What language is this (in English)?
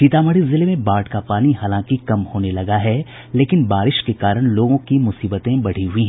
Hindi